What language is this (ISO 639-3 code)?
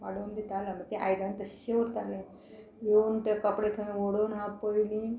kok